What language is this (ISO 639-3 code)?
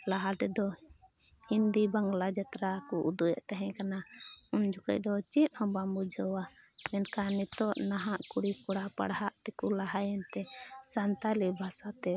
sat